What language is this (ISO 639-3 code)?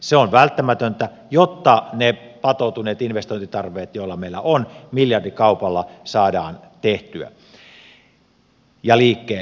fin